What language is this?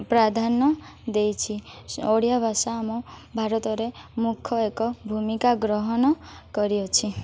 Odia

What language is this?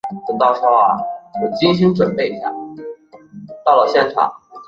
Chinese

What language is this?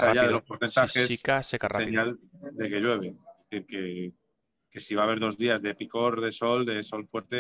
Spanish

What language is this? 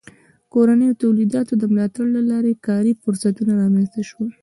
Pashto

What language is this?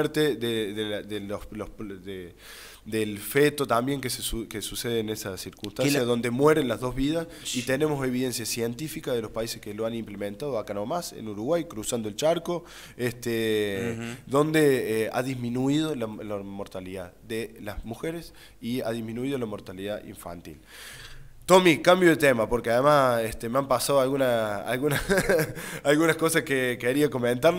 Spanish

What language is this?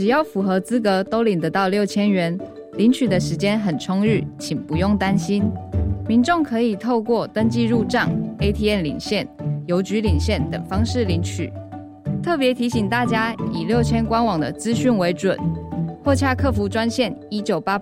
Chinese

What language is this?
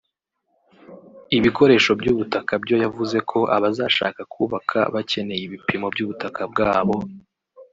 Kinyarwanda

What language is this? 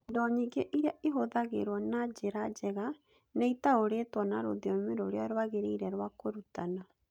Kikuyu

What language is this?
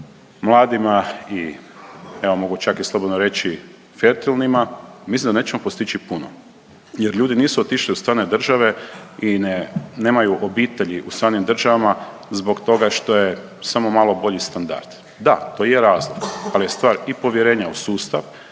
Croatian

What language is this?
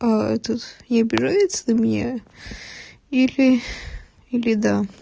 Russian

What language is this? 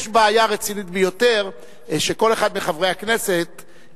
Hebrew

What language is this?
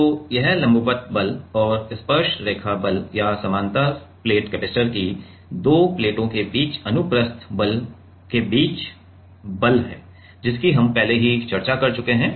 Hindi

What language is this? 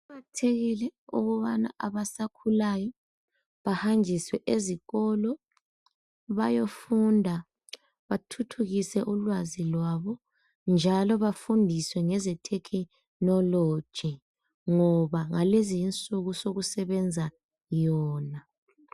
North Ndebele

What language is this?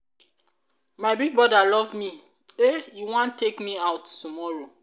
Nigerian Pidgin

